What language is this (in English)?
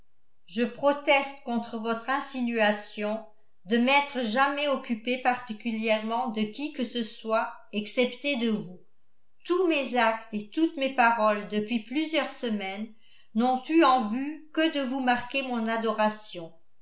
French